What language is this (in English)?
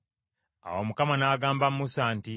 Ganda